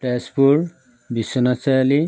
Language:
Assamese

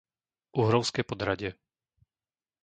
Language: Slovak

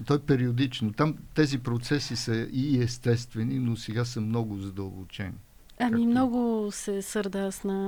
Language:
Bulgarian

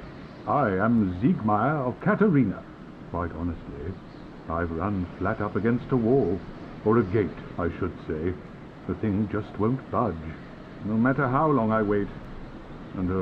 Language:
Portuguese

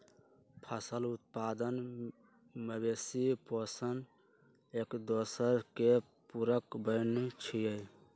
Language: Magahi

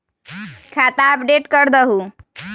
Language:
Magahi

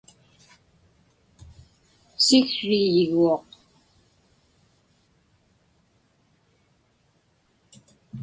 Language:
Inupiaq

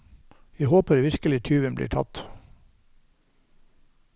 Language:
Norwegian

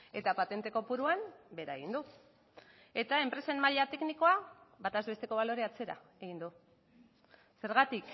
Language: Basque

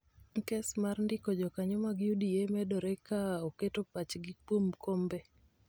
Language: Luo (Kenya and Tanzania)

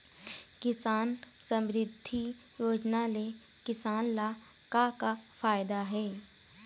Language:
Chhattisgarhi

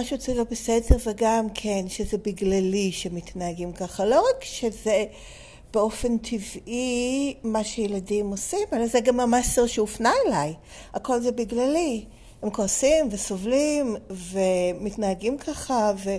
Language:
Hebrew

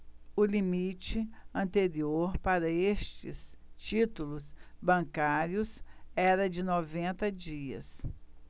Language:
Portuguese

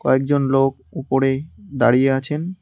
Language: Bangla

